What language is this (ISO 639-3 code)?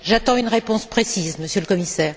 fra